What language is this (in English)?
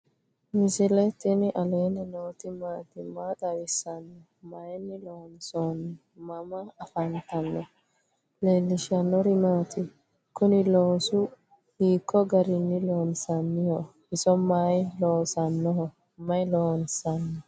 Sidamo